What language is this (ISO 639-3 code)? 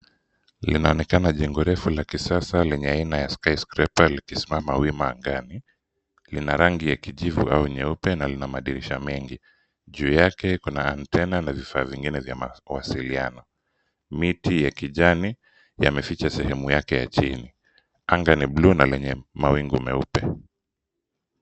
swa